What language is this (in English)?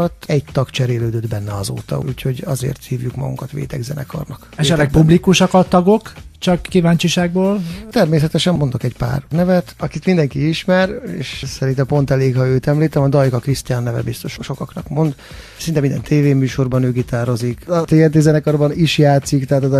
Hungarian